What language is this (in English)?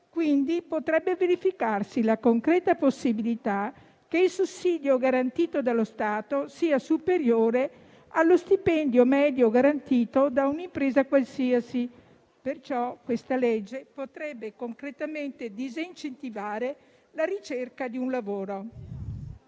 Italian